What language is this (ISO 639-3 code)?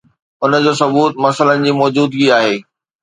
snd